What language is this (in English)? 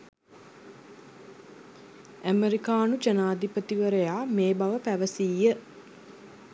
Sinhala